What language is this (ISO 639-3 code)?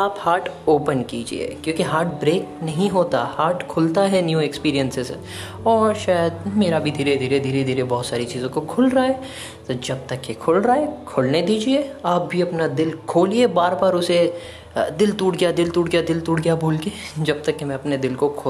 hin